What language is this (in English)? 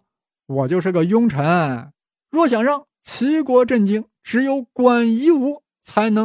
Chinese